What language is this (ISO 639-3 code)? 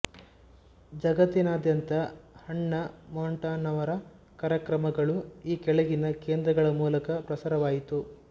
kan